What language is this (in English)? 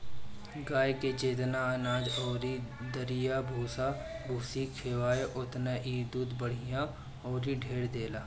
Bhojpuri